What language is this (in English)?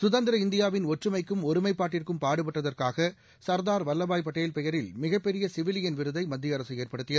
Tamil